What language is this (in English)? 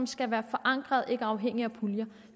Danish